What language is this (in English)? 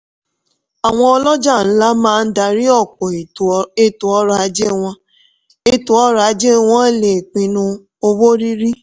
Yoruba